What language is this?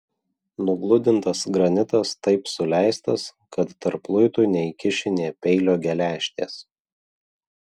Lithuanian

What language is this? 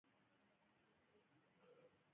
Pashto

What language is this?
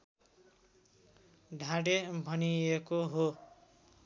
Nepali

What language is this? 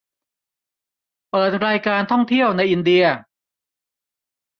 Thai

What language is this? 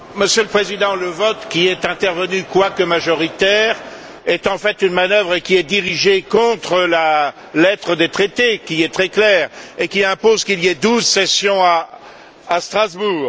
French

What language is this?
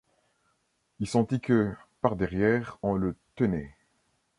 French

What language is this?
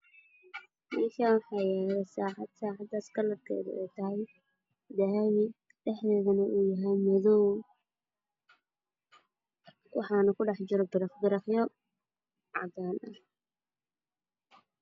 Somali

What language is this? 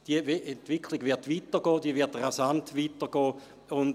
Swiss German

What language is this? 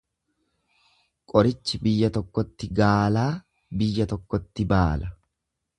Oromo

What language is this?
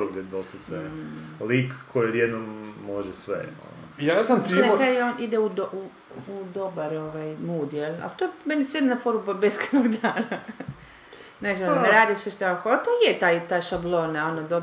Croatian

